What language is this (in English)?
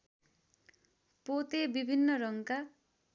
Nepali